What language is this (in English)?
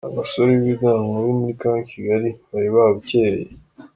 Kinyarwanda